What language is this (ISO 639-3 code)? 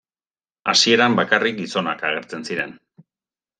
eus